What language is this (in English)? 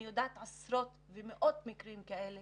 Hebrew